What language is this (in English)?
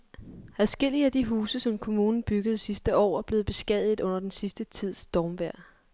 Danish